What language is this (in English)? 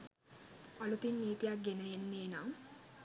Sinhala